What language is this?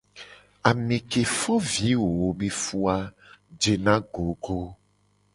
Gen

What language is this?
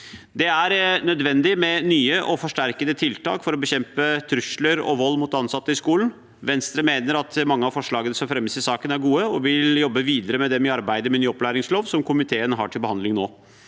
Norwegian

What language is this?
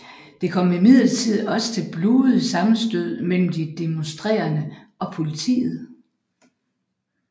Danish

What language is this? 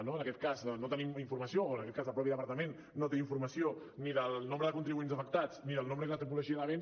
Catalan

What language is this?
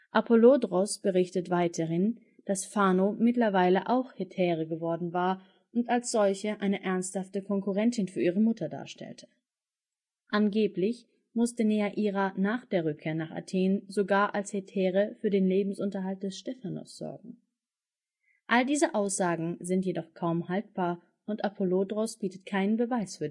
German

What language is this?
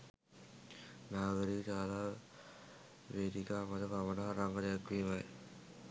Sinhala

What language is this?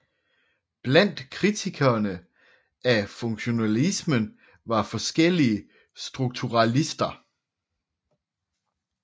Danish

